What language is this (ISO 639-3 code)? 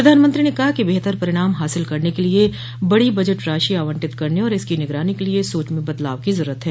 hin